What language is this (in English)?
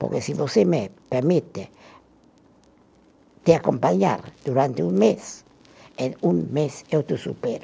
Portuguese